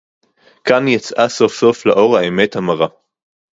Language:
Hebrew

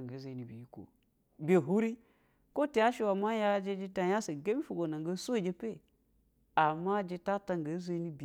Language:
Basa (Nigeria)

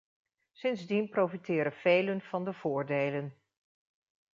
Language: Dutch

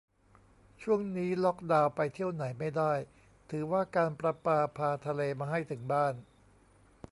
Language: Thai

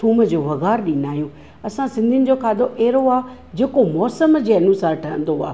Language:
Sindhi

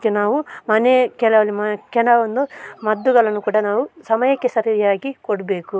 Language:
Kannada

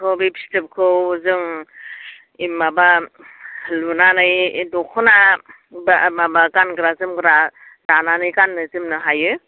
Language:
Bodo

